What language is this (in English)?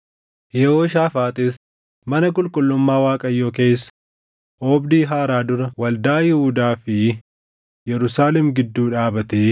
Oromo